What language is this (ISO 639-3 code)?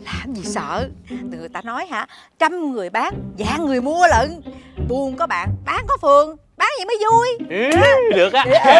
vie